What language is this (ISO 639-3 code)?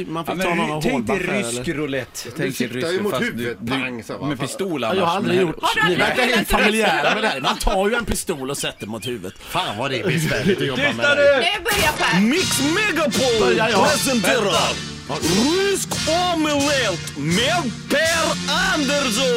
swe